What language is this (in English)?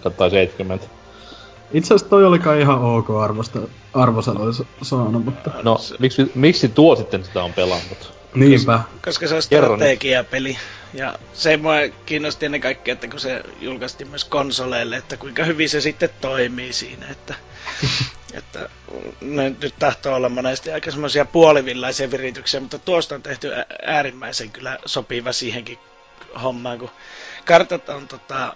Finnish